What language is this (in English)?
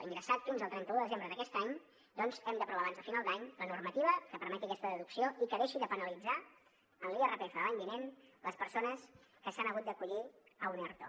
Catalan